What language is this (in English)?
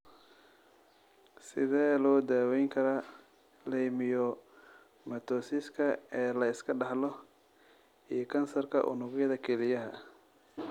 Somali